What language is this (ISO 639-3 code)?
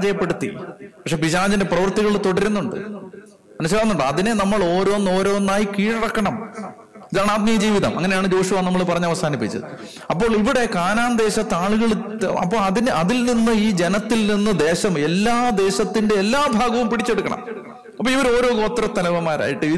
mal